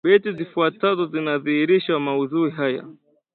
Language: Swahili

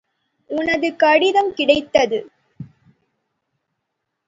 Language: Tamil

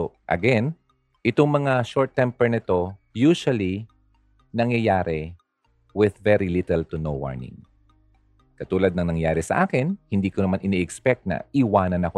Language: Filipino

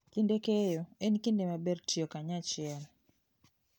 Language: Luo (Kenya and Tanzania)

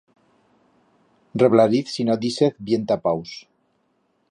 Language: Aragonese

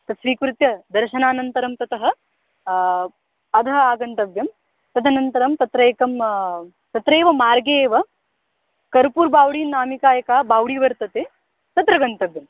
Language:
Sanskrit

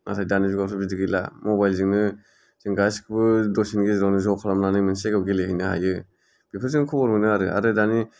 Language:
Bodo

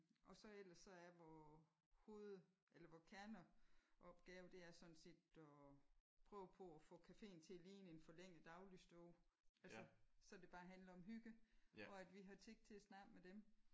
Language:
Danish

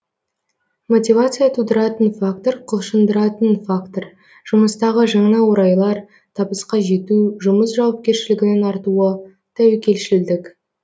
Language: Kazakh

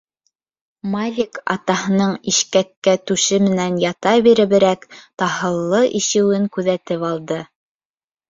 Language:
Bashkir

